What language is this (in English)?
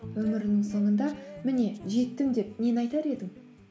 Kazakh